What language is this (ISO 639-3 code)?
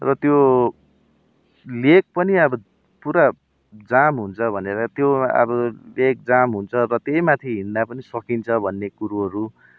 nep